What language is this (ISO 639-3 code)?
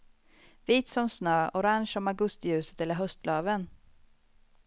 swe